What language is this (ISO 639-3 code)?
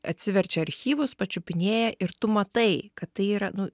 lit